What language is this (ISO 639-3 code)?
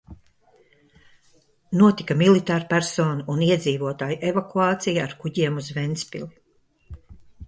lav